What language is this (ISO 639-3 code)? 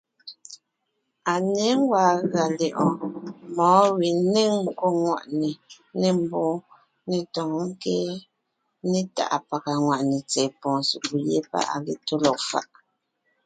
nnh